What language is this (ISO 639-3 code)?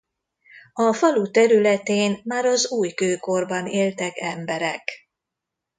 hun